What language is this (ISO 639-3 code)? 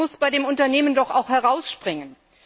deu